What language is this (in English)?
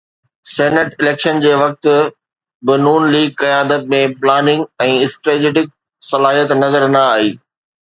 Sindhi